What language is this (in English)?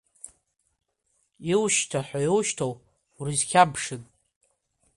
Abkhazian